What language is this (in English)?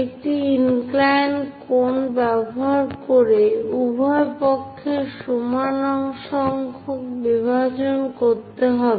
Bangla